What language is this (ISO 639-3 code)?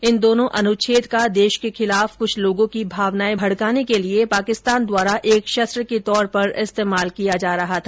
hin